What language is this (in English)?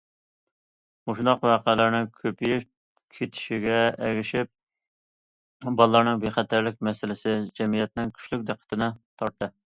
Uyghur